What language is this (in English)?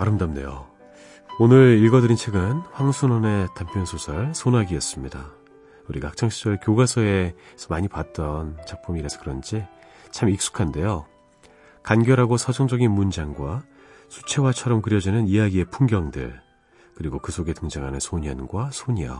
Korean